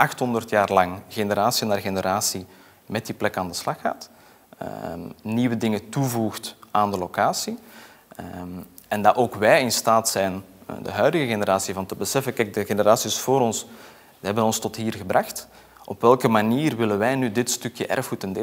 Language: Dutch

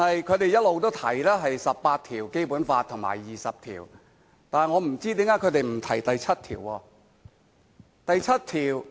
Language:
Cantonese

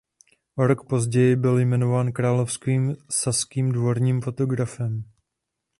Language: Czech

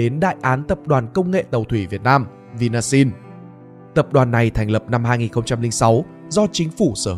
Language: Vietnamese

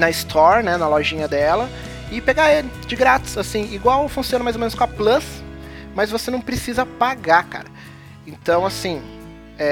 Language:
Portuguese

